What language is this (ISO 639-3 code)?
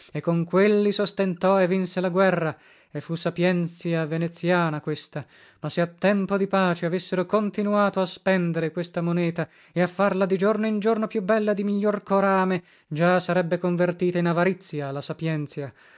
ita